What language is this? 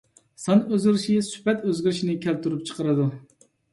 Uyghur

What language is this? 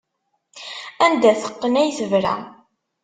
Kabyle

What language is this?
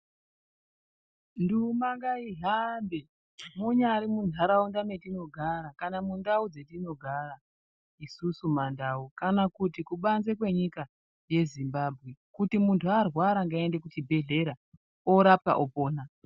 Ndau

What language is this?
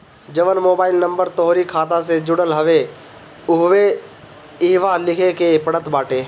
Bhojpuri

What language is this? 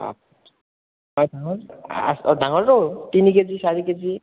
Assamese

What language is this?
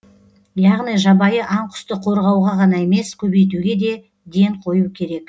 Kazakh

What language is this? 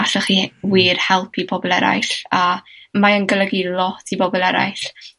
Welsh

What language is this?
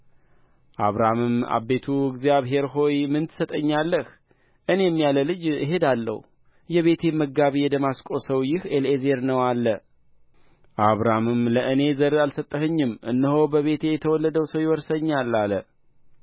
Amharic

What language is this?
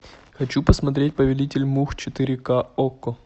Russian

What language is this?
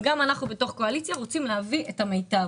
Hebrew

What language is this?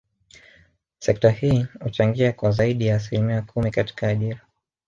Swahili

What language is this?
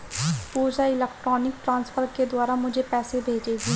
Hindi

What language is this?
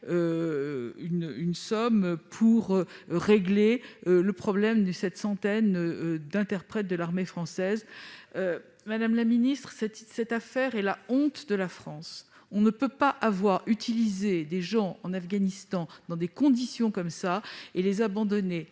French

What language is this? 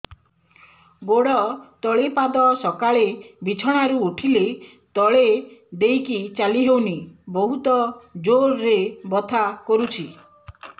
Odia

